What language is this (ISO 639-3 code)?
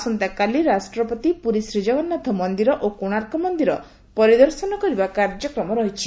ori